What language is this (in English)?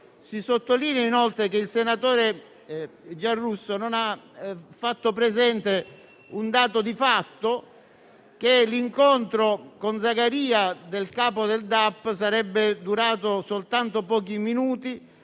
Italian